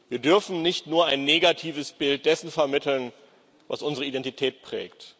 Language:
German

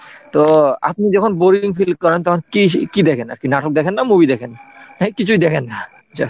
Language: Bangla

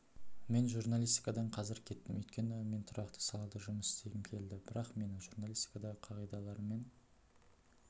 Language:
Kazakh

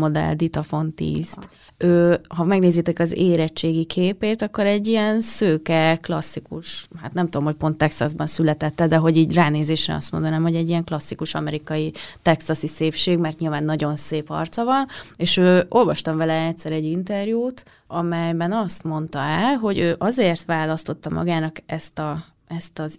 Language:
Hungarian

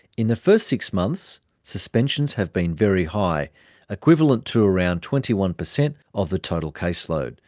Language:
English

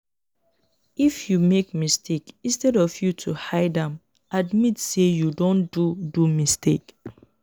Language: Nigerian Pidgin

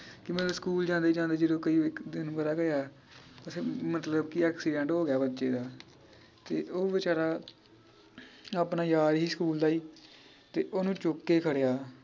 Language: Punjabi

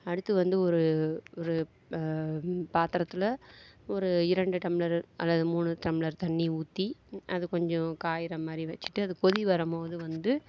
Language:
Tamil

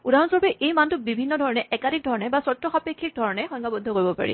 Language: Assamese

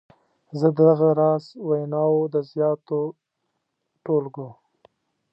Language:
Pashto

